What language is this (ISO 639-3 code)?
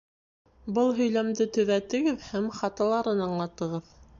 bak